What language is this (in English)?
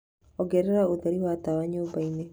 Kikuyu